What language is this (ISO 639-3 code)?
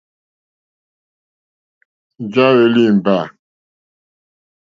bri